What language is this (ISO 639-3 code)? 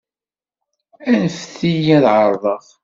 kab